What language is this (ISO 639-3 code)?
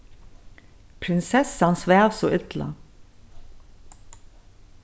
fao